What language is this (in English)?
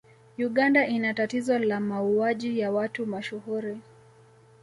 Swahili